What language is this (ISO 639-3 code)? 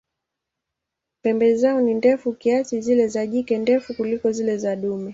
swa